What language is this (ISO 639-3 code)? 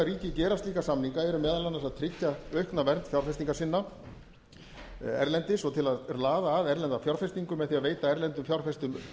isl